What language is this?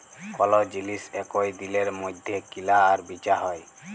Bangla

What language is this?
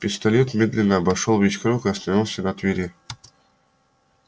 Russian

